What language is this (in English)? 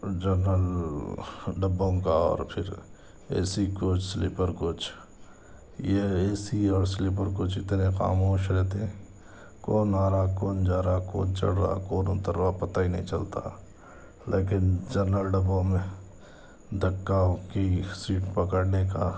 Urdu